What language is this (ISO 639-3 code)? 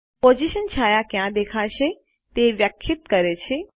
guj